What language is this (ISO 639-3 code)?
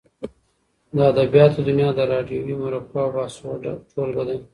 pus